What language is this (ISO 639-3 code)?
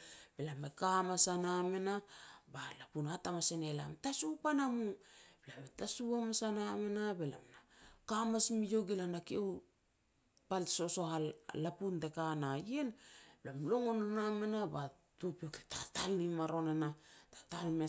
pex